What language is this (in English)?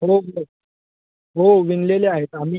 Marathi